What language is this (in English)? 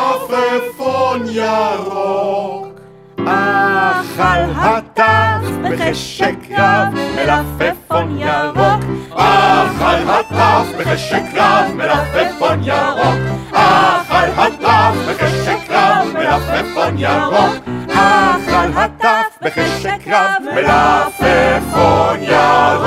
Hebrew